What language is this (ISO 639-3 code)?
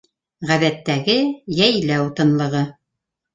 bak